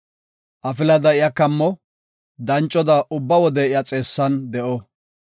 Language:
Gofa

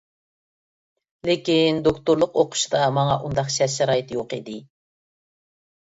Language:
Uyghur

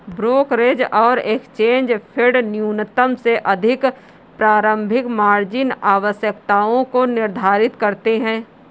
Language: Hindi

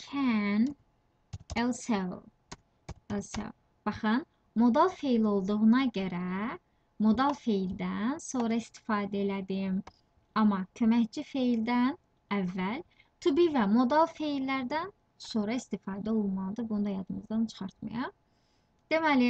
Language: Turkish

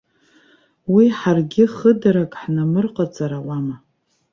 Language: Abkhazian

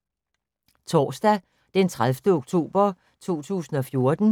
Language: Danish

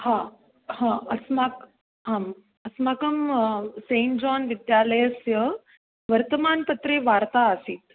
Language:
Sanskrit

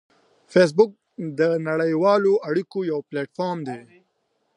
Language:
Pashto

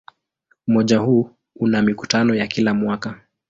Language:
Swahili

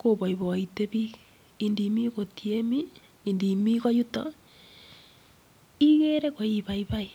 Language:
Kalenjin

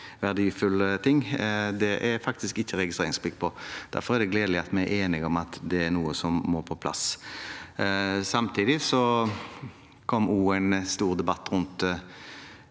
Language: Norwegian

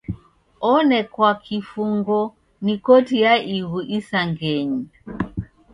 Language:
Taita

